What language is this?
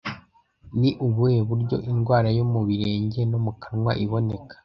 Kinyarwanda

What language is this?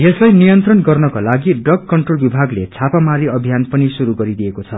Nepali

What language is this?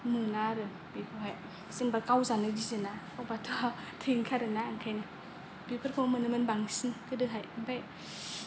Bodo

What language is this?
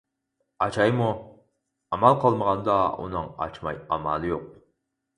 Uyghur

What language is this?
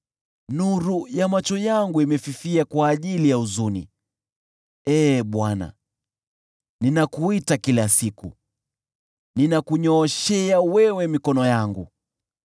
Swahili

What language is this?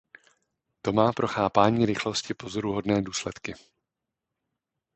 Czech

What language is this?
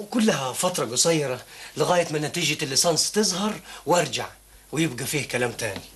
Arabic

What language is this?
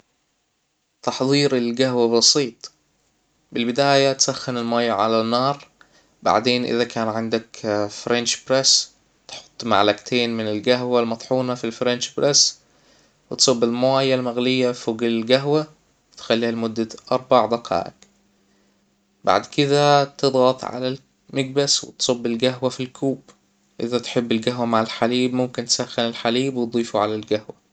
Hijazi Arabic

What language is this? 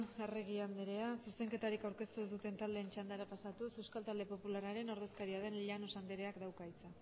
Basque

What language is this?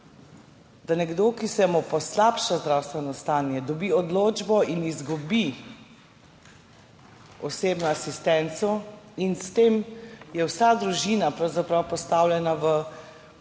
Slovenian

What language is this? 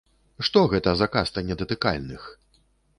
Belarusian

